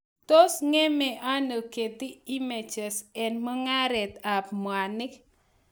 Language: Kalenjin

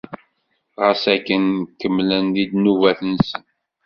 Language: Kabyle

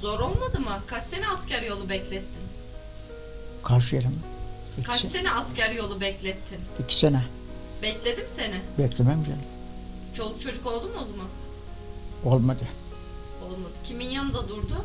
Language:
Turkish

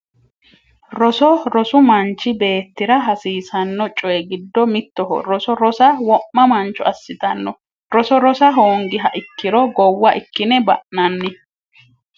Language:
Sidamo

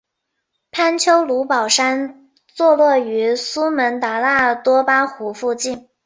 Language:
Chinese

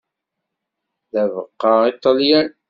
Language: Kabyle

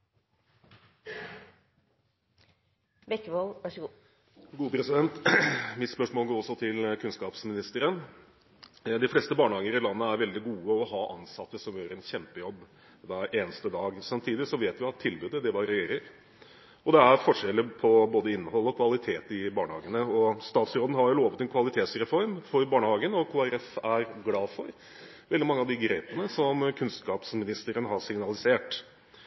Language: Norwegian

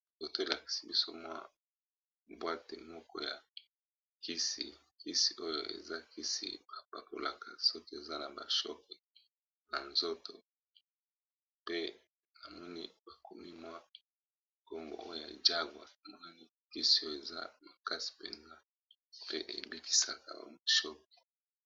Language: Lingala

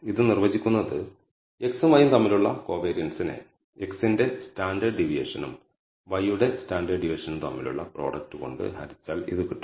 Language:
Malayalam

